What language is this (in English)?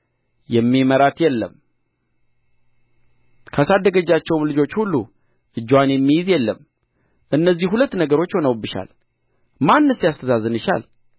Amharic